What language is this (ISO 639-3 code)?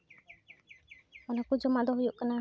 sat